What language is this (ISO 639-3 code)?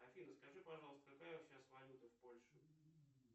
rus